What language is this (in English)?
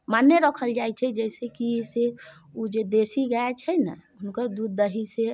Maithili